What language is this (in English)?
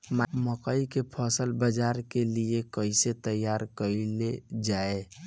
Bhojpuri